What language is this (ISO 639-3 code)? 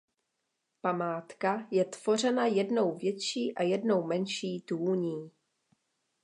ces